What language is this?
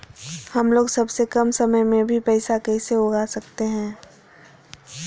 Magahi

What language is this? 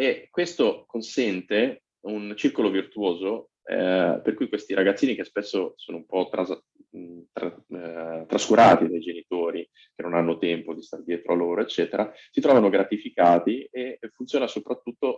Italian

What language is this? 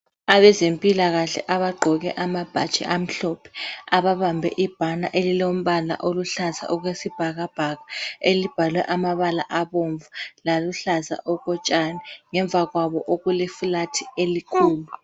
North Ndebele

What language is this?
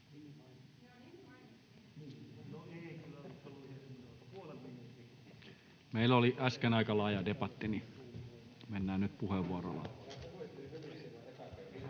Finnish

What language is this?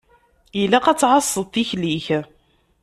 Kabyle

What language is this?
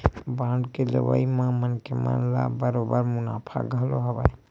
Chhattisgarhi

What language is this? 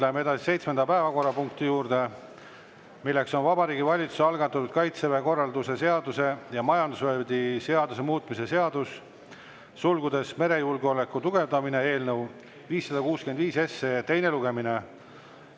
Estonian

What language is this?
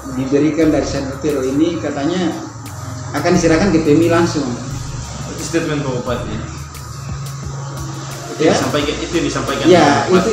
Indonesian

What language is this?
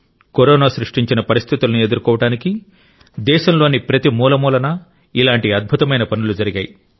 Telugu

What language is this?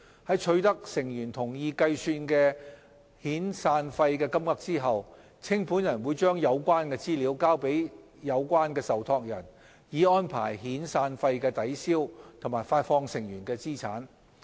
Cantonese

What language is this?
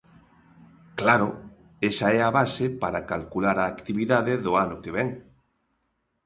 Galician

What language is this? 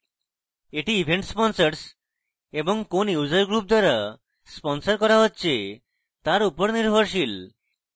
Bangla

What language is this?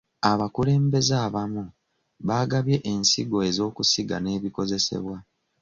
Ganda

